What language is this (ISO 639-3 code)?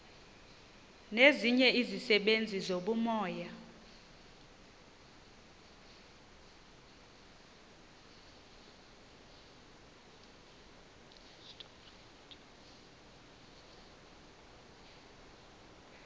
xho